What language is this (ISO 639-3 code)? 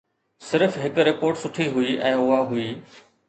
snd